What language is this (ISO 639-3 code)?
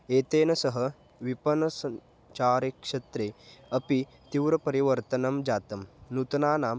san